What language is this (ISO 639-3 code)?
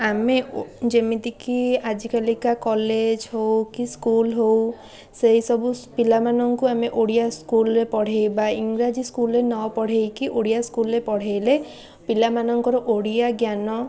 ori